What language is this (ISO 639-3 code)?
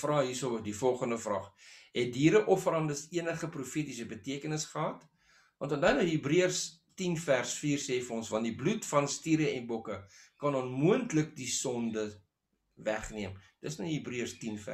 nld